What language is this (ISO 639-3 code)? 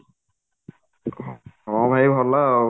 ori